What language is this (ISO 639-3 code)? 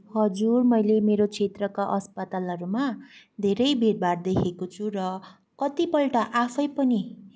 nep